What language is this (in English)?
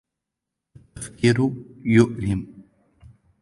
Arabic